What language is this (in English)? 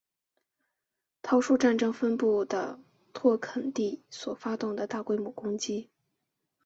Chinese